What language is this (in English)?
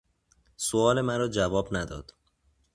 Persian